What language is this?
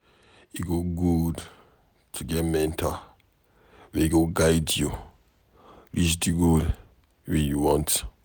Nigerian Pidgin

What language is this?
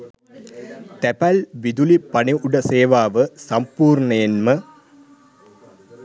Sinhala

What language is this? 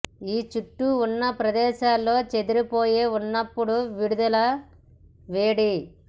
Telugu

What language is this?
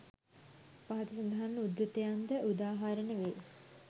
Sinhala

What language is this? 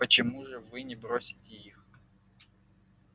Russian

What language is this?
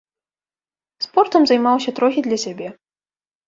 Belarusian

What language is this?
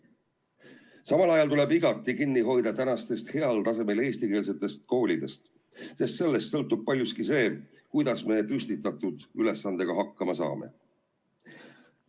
Estonian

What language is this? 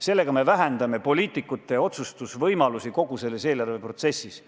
Estonian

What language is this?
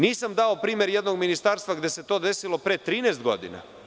Serbian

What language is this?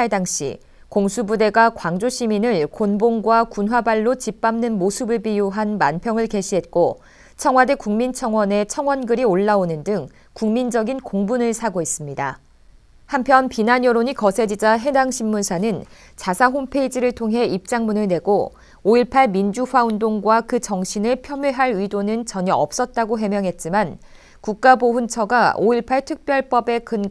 Korean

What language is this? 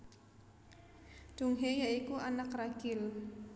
Javanese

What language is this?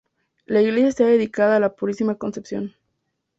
Spanish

